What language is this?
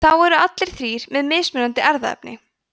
Icelandic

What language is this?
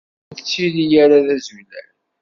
Kabyle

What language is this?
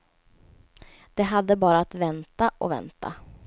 Swedish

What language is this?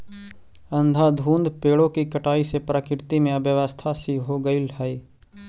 Magahi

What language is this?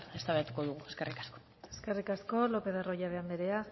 Basque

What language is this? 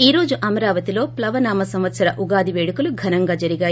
Telugu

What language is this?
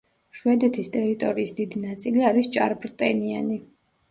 Georgian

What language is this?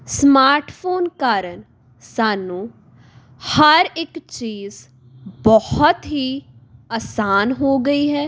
Punjabi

